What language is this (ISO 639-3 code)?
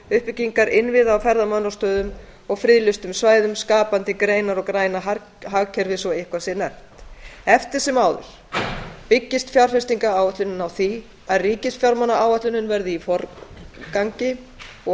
isl